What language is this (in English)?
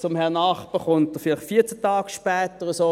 Swiss German